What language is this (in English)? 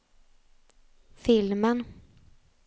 Swedish